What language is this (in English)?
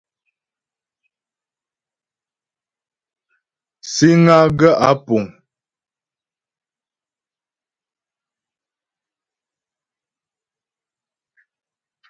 Ghomala